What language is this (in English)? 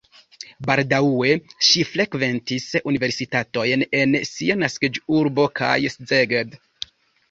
Esperanto